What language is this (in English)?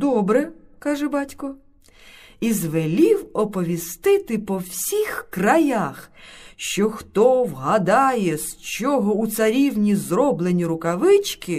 Ukrainian